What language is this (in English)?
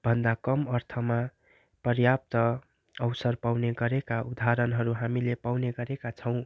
Nepali